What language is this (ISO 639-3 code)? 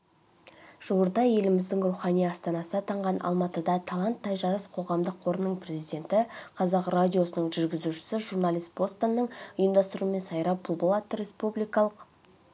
kaz